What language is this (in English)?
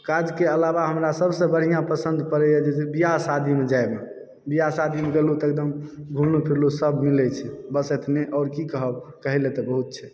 Maithili